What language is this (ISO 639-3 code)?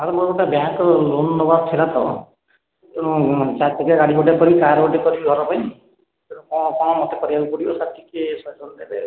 ori